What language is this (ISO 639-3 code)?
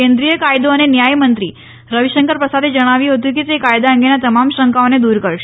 guj